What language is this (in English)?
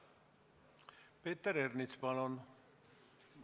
Estonian